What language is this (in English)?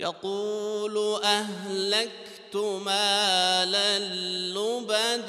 Arabic